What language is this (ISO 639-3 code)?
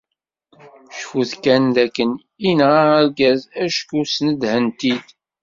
kab